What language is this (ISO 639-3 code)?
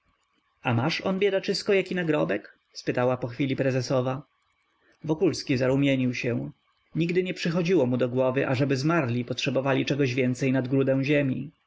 pol